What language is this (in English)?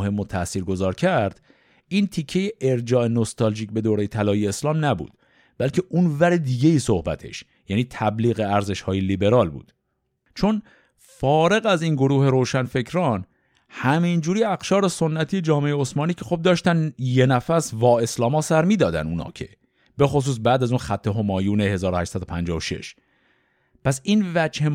Persian